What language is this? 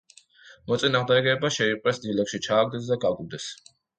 Georgian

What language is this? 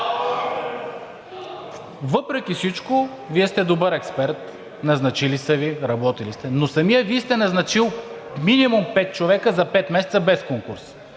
Bulgarian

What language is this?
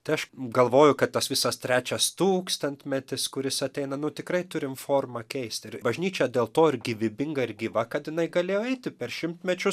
Lithuanian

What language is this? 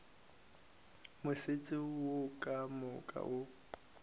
Northern Sotho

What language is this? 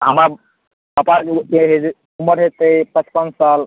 Maithili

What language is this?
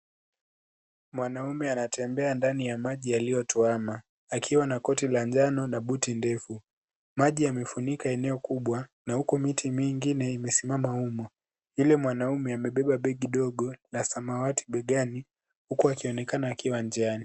Swahili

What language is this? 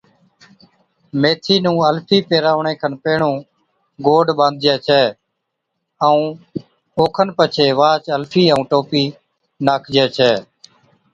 Od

